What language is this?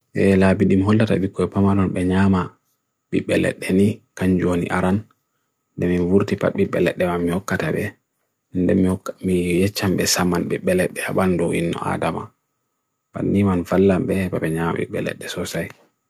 Bagirmi Fulfulde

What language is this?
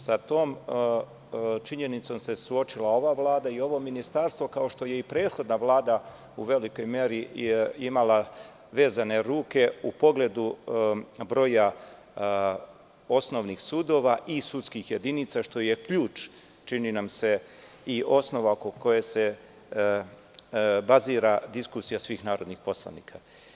Serbian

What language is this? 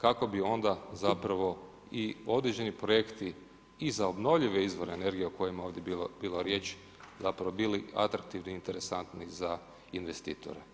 Croatian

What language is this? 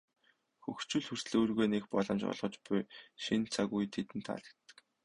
Mongolian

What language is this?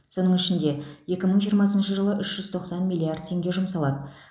Kazakh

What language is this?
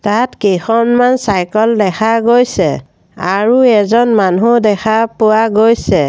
Assamese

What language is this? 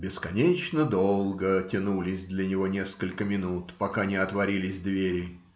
Russian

